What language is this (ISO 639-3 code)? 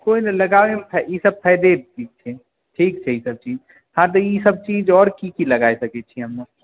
mai